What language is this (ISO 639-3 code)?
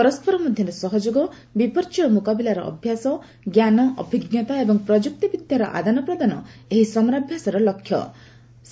ori